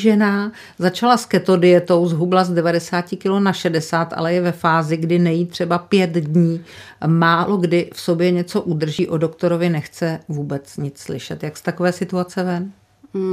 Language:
Czech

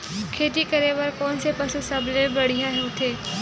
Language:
Chhattisgarhi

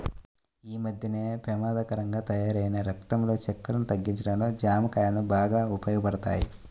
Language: Telugu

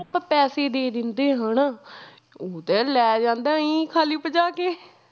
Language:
Punjabi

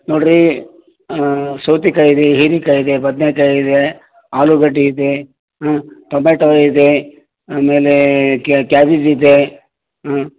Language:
Kannada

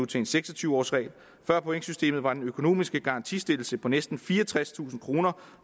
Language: Danish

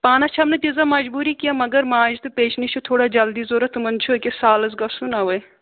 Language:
Kashmiri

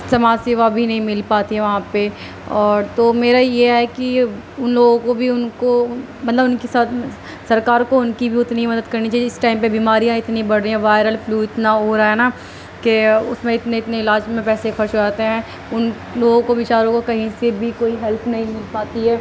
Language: Urdu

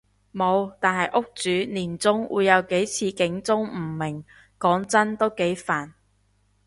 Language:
Cantonese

